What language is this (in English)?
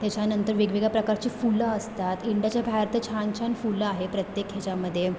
Marathi